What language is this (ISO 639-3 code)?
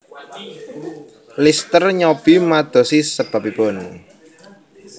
jav